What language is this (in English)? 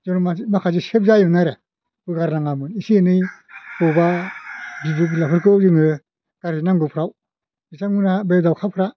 Bodo